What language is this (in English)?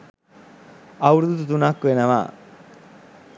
Sinhala